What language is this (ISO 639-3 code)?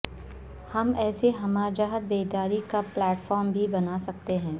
urd